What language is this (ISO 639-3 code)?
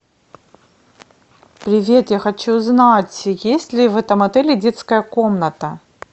rus